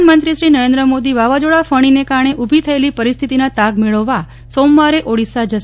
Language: Gujarati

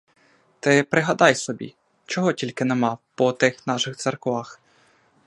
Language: Ukrainian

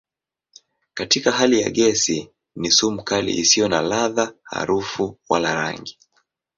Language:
Swahili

